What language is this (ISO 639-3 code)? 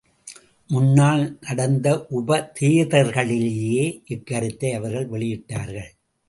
tam